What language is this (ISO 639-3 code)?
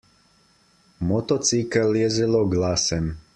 slv